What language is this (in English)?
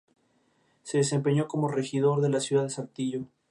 Spanish